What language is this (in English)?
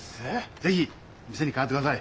Japanese